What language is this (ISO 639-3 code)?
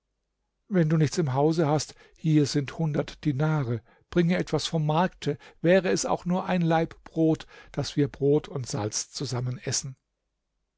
deu